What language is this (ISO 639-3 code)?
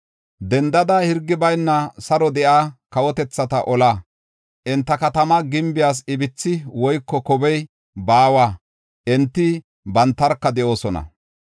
gof